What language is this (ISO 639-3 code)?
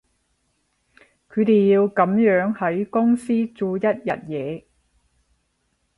yue